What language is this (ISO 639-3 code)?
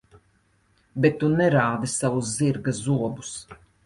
lav